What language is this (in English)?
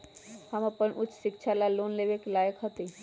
Magahi